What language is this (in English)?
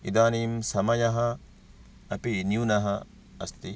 Sanskrit